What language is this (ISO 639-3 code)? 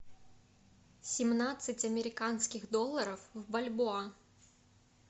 rus